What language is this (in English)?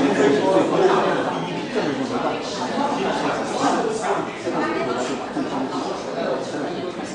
Romanian